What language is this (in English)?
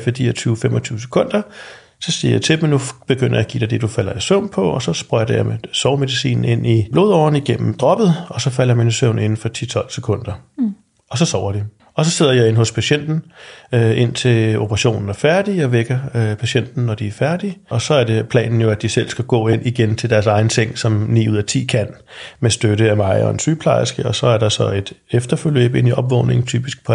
Danish